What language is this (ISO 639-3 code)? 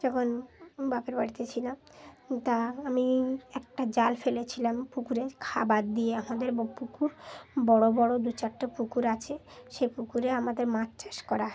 ben